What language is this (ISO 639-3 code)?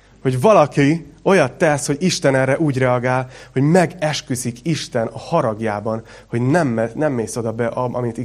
hun